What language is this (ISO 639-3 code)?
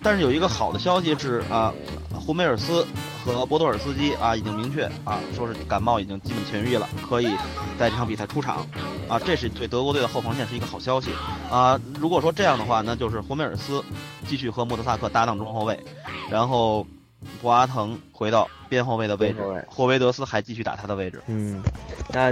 zho